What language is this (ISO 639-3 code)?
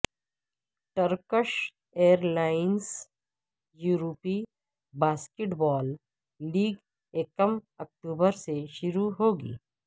urd